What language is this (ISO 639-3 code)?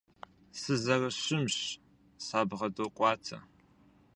kbd